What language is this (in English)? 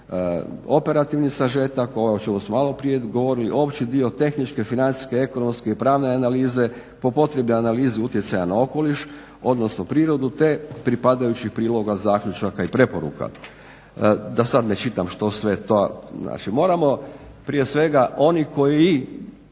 Croatian